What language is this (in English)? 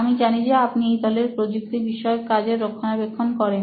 Bangla